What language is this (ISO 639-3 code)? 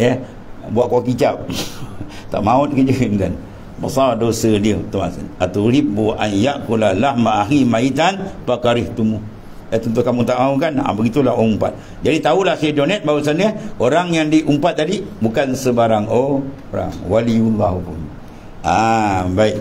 msa